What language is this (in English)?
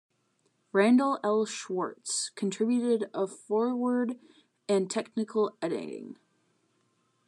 English